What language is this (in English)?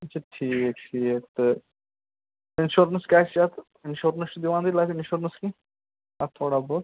Kashmiri